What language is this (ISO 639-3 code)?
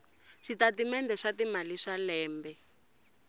tso